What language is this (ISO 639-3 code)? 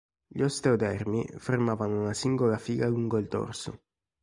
ita